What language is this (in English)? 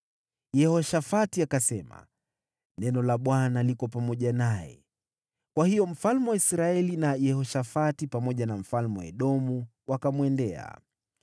Swahili